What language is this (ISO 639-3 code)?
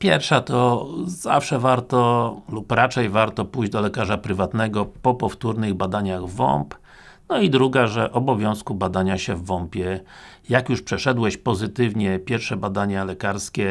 pol